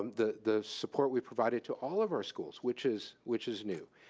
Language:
English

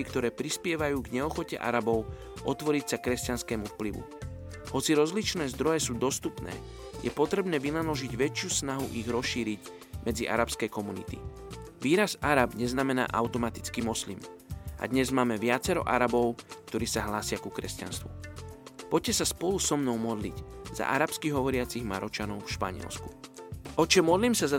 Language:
Slovak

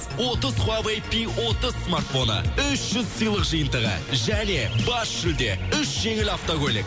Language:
Kazakh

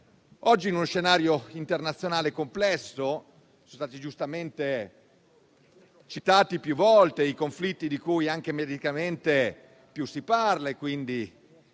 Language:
Italian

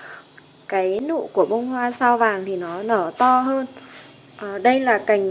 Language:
Vietnamese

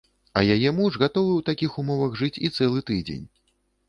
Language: Belarusian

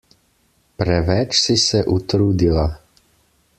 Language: Slovenian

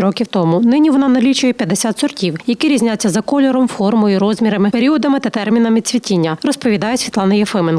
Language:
Ukrainian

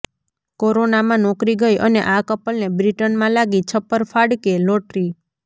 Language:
Gujarati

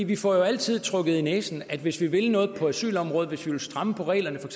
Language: Danish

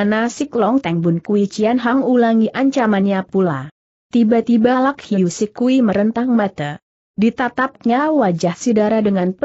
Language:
Indonesian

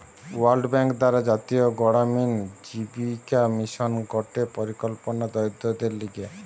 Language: Bangla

